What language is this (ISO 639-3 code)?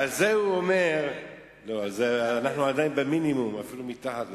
heb